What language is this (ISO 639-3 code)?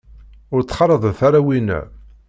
kab